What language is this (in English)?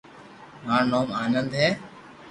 Loarki